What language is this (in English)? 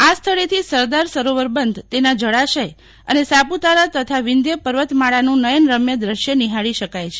Gujarati